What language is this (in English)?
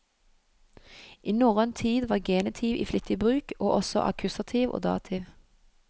Norwegian